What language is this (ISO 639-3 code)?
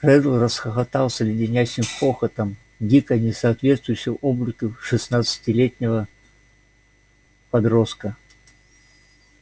rus